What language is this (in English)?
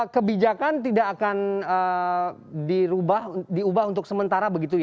Indonesian